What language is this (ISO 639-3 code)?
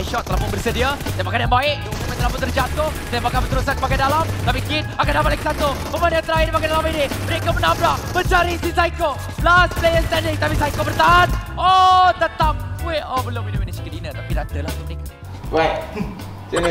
msa